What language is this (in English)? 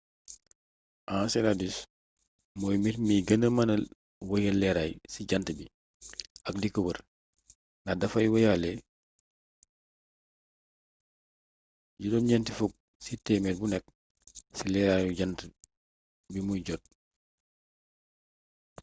Wolof